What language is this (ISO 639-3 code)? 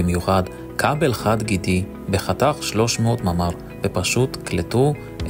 heb